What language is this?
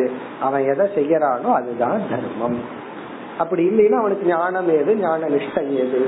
Tamil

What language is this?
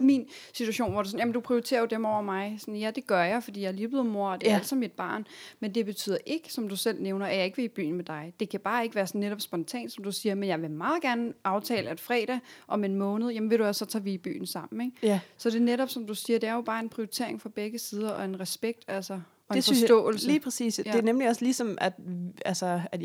Danish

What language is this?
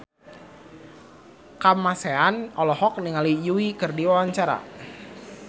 Sundanese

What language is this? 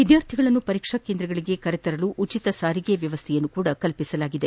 Kannada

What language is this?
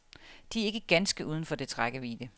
Danish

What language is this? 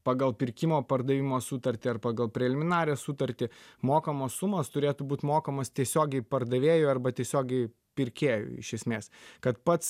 Lithuanian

